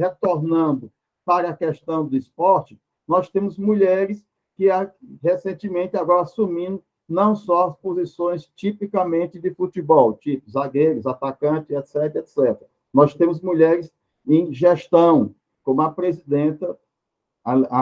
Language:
Portuguese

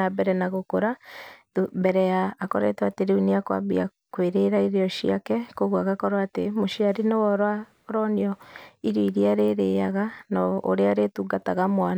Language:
Kikuyu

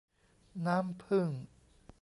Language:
Thai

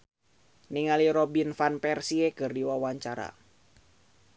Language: Sundanese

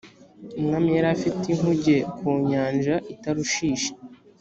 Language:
Kinyarwanda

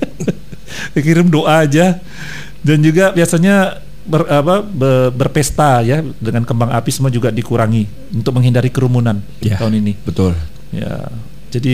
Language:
Indonesian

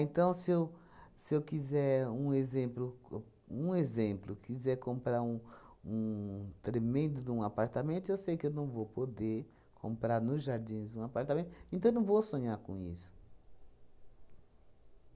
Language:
Portuguese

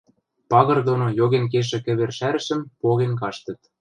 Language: Western Mari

